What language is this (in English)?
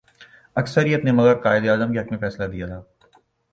Urdu